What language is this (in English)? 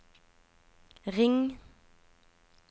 Norwegian